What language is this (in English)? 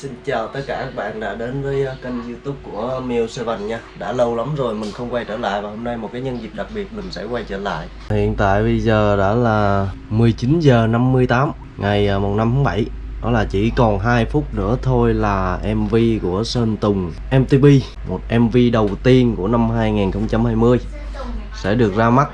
Vietnamese